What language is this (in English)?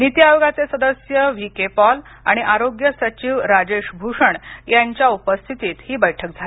Marathi